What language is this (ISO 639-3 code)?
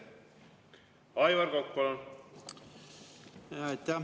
est